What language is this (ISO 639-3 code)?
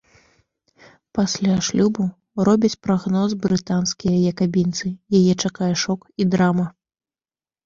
bel